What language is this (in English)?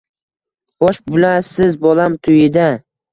Uzbek